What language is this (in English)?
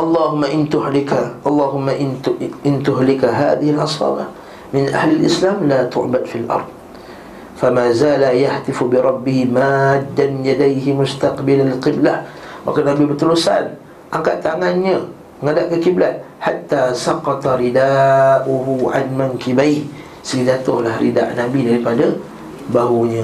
Malay